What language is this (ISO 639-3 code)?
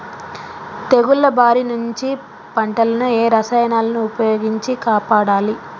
tel